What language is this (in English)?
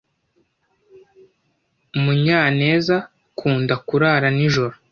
Kinyarwanda